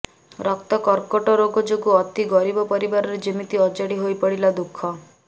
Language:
Odia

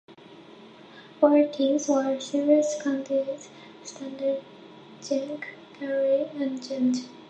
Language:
English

